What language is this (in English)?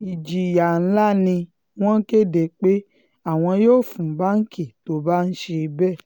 Yoruba